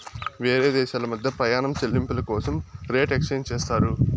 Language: Telugu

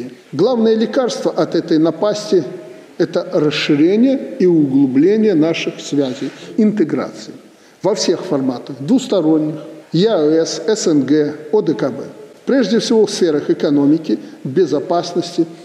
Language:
Russian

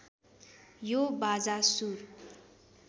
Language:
Nepali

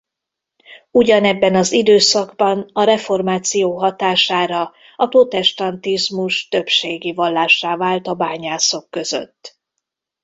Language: Hungarian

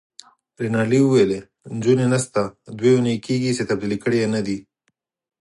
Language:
Pashto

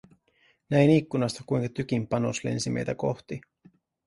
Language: Finnish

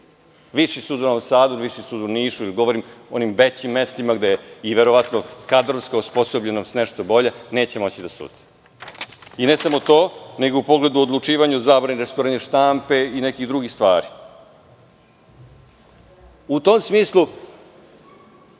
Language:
Serbian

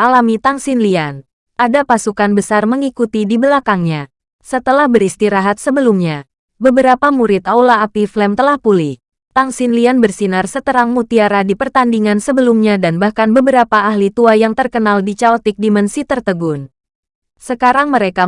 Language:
Indonesian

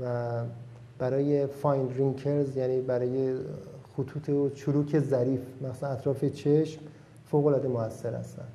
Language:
Persian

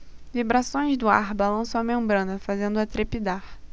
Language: Portuguese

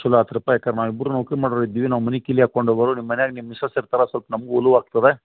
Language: Kannada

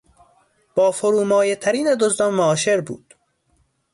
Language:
Persian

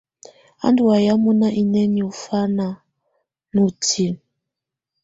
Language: Tunen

